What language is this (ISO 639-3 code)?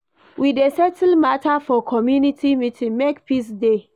pcm